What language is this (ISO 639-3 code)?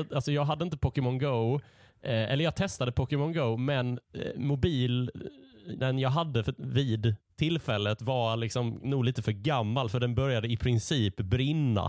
swe